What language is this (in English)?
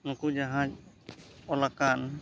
Santali